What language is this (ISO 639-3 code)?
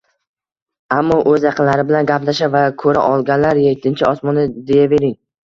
uzb